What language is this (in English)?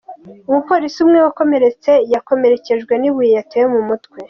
Kinyarwanda